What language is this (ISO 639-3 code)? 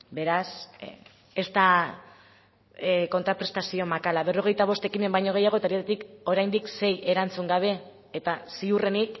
eus